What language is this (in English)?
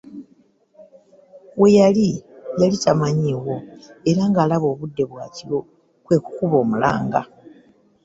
Ganda